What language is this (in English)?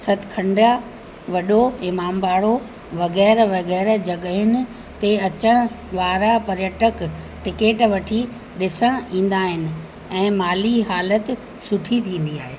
Sindhi